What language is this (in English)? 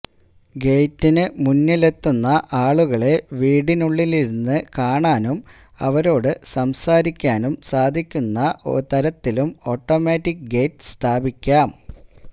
Malayalam